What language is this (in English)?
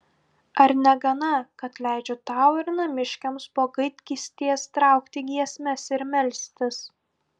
Lithuanian